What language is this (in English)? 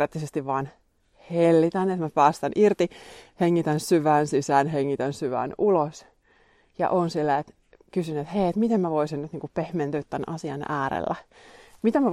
Finnish